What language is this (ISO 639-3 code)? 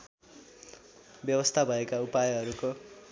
nep